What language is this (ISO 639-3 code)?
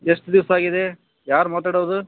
kan